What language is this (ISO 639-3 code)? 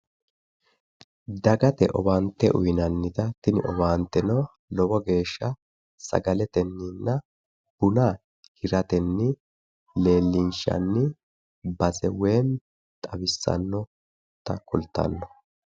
sid